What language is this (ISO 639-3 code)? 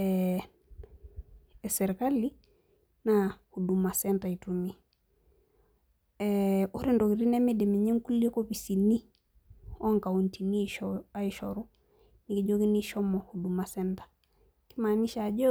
mas